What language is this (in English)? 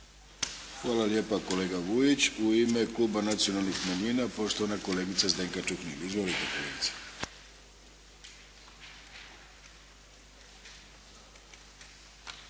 Croatian